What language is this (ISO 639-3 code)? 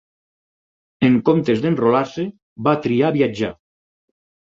cat